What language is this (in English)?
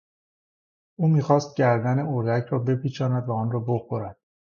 Persian